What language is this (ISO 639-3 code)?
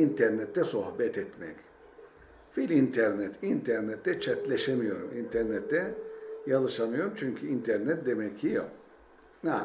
tur